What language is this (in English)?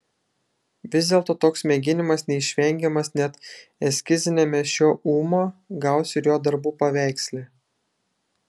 Lithuanian